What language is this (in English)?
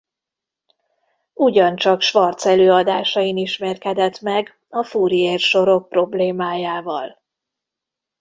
Hungarian